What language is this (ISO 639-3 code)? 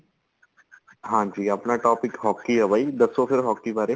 pan